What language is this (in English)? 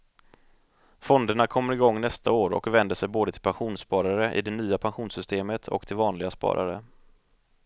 Swedish